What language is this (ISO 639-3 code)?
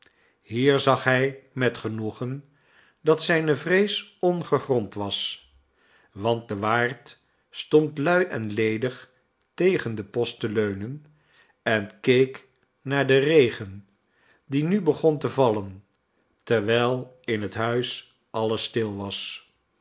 nld